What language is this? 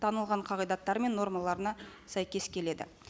Kazakh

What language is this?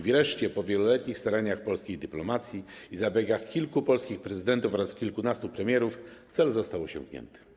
Polish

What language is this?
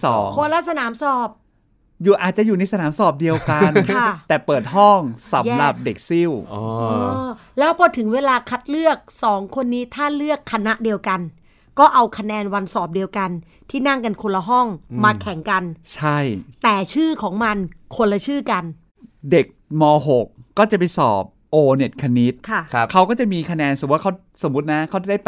Thai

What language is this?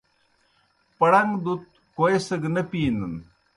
Kohistani Shina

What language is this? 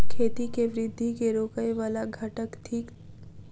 Maithili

